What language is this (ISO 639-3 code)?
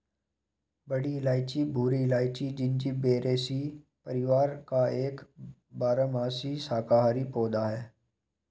hin